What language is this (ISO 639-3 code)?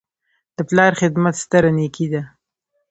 pus